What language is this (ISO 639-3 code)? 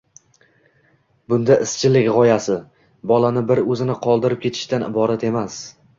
uzb